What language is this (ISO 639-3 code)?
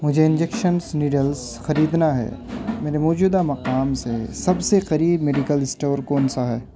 urd